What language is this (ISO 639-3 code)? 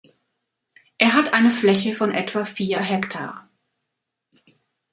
deu